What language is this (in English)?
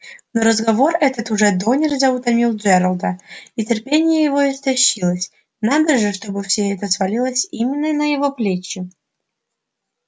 Russian